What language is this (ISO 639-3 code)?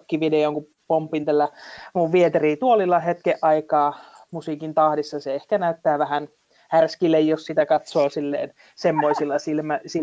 fin